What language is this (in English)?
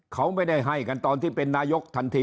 Thai